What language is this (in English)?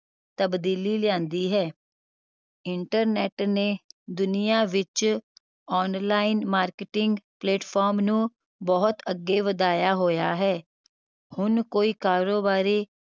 Punjabi